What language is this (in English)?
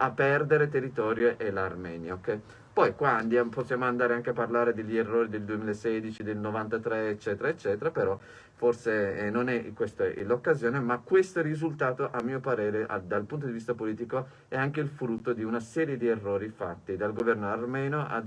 Italian